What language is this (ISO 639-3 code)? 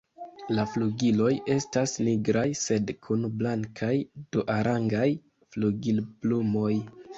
epo